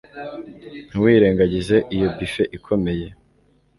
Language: Kinyarwanda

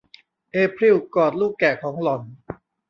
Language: Thai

